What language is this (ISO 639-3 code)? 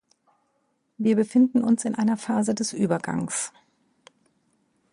deu